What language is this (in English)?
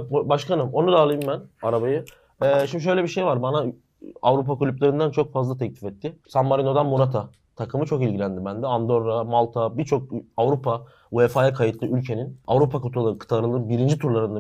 Turkish